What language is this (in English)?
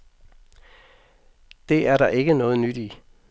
Danish